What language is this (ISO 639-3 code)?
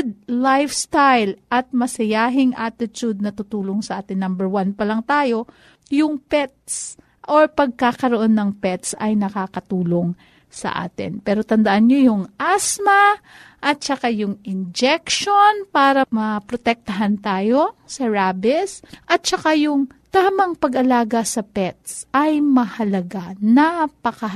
fil